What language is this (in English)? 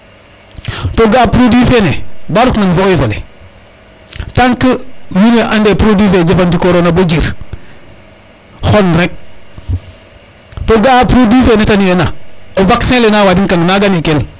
Serer